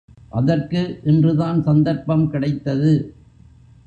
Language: Tamil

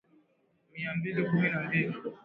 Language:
Swahili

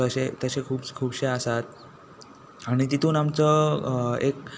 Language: Konkani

